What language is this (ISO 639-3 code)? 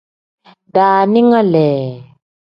kdh